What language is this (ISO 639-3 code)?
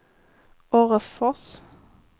swe